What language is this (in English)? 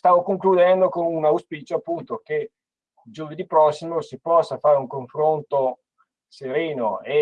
Italian